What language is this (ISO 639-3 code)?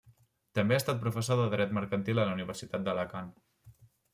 cat